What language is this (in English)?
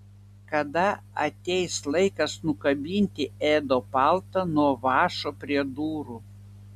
Lithuanian